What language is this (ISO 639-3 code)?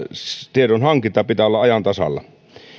fin